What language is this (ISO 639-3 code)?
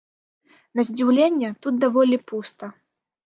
bel